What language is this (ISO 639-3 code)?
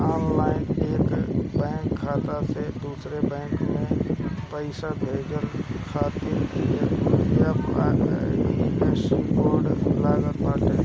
bho